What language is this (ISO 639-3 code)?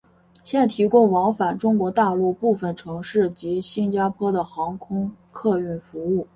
zho